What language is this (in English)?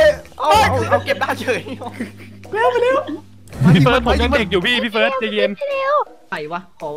Thai